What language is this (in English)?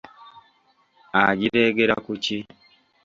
Ganda